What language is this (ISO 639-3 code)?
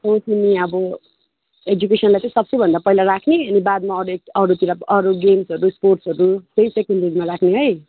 nep